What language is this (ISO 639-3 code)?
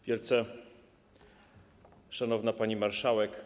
pol